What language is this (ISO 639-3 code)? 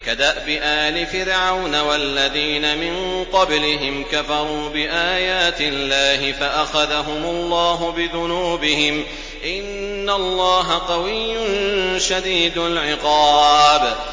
ara